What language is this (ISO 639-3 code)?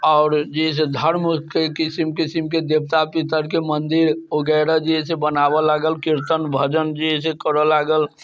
mai